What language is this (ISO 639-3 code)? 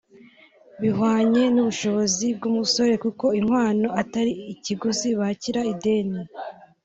kin